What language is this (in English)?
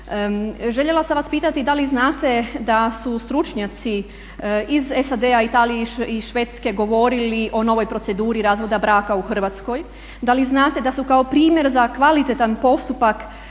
Croatian